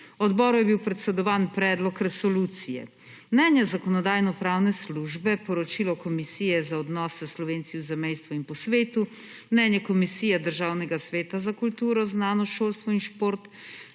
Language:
Slovenian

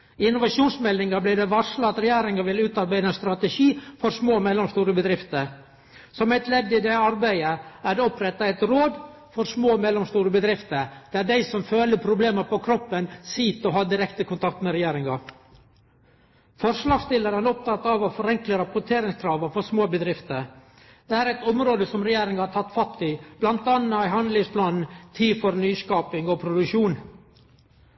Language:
Norwegian Nynorsk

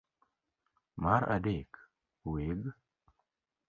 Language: Luo (Kenya and Tanzania)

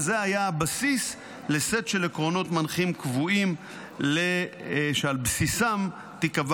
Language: Hebrew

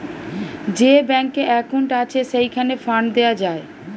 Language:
Bangla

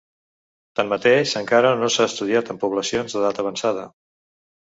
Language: Catalan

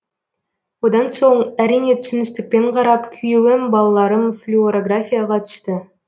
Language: Kazakh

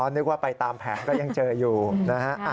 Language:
Thai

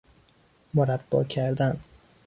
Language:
Persian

